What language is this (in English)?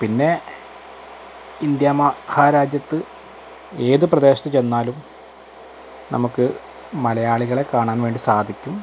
Malayalam